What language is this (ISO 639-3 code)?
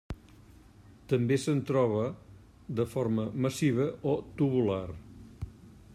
cat